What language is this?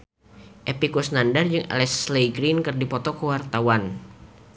Sundanese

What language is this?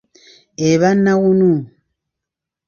Ganda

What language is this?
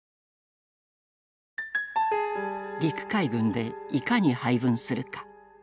Japanese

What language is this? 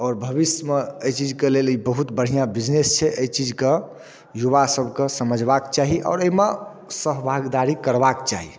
Maithili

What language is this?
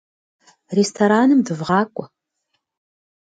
Kabardian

